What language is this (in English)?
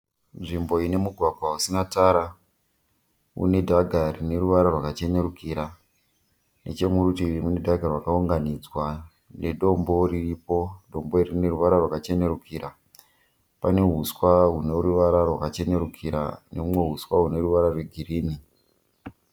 Shona